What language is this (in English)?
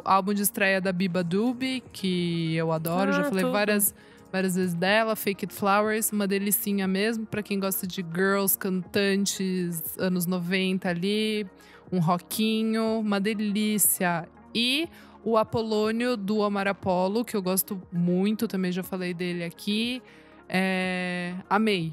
Portuguese